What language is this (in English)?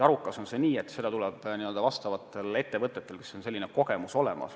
Estonian